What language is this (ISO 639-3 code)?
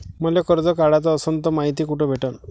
mar